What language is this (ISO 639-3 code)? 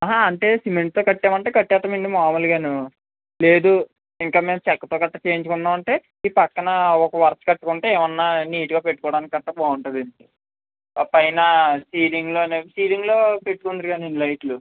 tel